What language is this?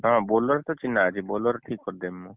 Odia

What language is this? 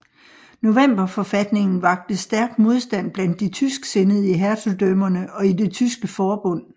Danish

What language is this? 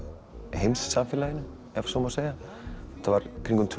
Icelandic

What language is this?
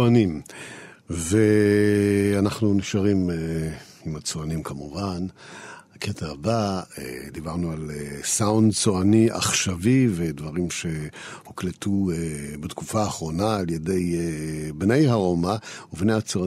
Hebrew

